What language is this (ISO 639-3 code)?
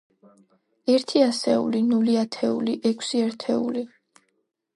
kat